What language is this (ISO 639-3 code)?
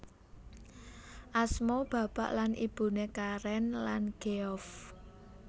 jav